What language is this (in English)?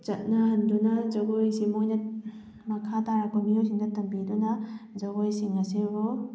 Manipuri